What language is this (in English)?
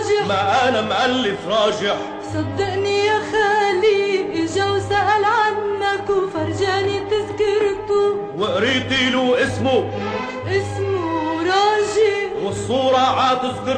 Arabic